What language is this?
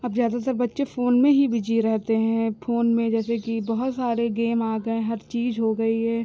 Hindi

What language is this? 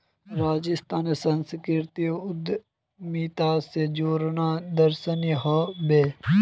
Magahi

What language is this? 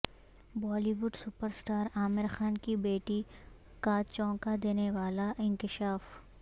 Urdu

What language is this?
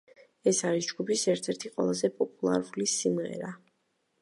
Georgian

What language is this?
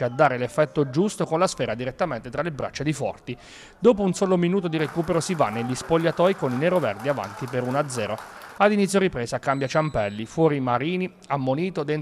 Italian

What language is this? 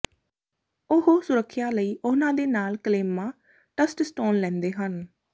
Punjabi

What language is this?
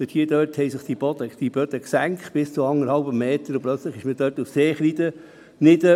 Swiss German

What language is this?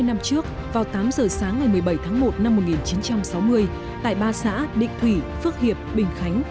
Vietnamese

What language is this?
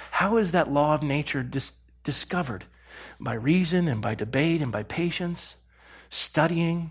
English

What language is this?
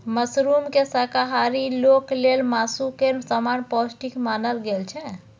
Maithili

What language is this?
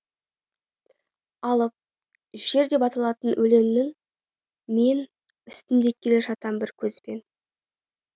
Kazakh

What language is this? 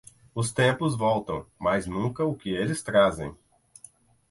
Portuguese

